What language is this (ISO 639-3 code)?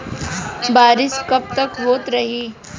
bho